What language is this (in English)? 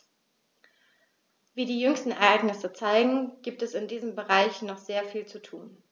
German